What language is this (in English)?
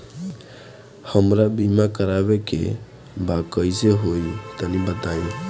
Bhojpuri